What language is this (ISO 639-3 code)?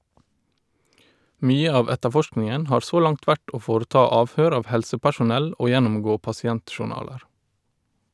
nor